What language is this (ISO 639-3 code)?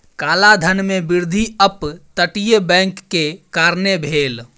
mai